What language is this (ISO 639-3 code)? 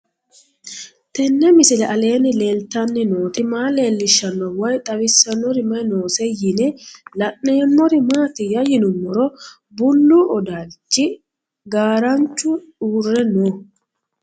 sid